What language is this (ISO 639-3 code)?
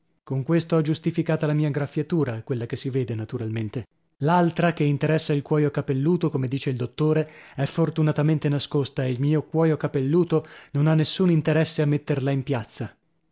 ita